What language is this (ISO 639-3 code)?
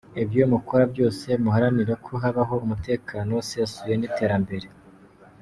kin